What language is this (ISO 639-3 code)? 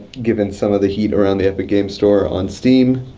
eng